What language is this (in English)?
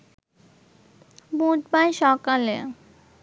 Bangla